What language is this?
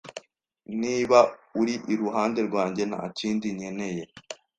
Kinyarwanda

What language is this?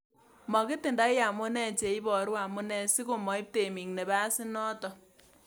Kalenjin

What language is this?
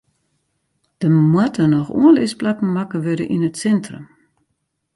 Western Frisian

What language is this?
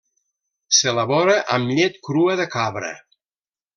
Catalan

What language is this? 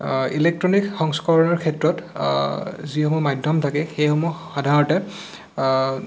Assamese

